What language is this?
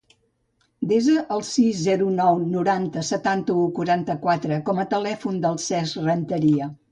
Catalan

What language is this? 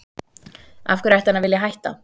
Icelandic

